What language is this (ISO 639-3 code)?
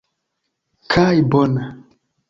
epo